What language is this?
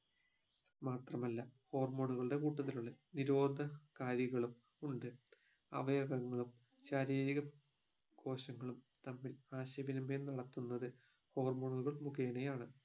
Malayalam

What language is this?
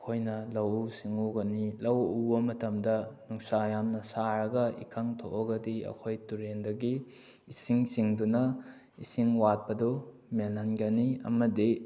Manipuri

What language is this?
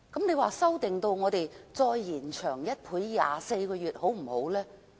Cantonese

